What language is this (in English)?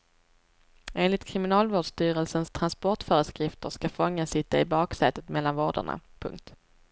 Swedish